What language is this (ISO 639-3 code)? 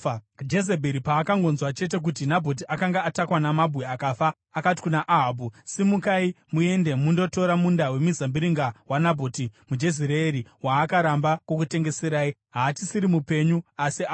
sna